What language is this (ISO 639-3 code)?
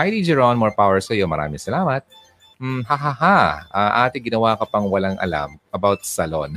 fil